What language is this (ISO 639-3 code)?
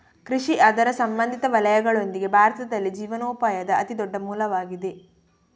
kan